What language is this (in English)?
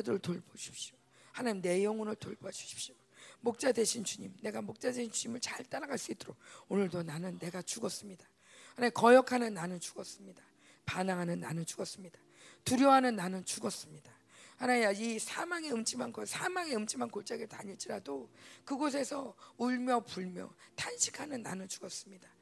Korean